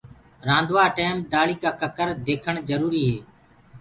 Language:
Gurgula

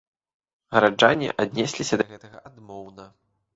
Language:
Belarusian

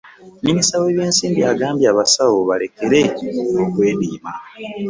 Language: Ganda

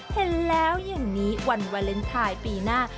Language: Thai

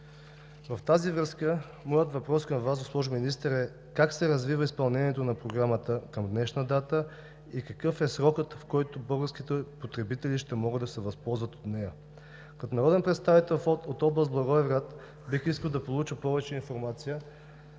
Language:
Bulgarian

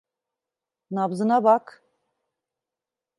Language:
Turkish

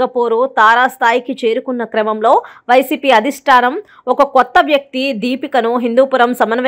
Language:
Hindi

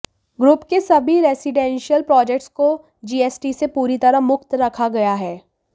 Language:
Hindi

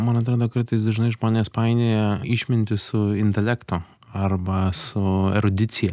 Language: Lithuanian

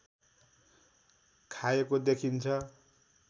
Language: Nepali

